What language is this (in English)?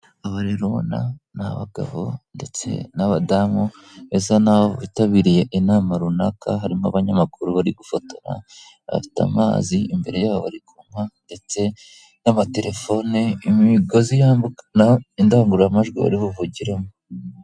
Kinyarwanda